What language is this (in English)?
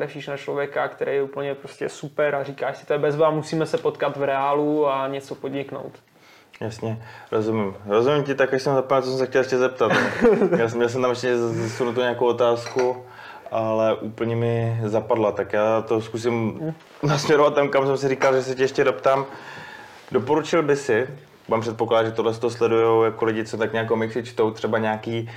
Czech